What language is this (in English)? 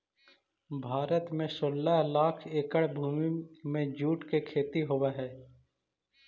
Magahi